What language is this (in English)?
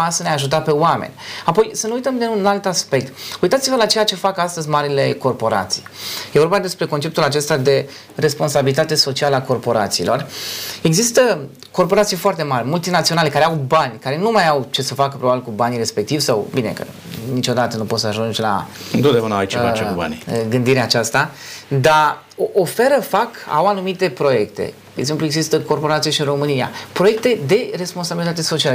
Romanian